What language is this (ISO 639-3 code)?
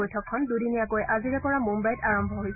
asm